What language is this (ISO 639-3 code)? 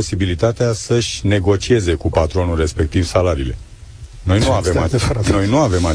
ron